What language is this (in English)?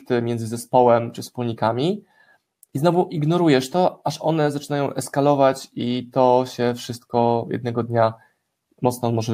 Polish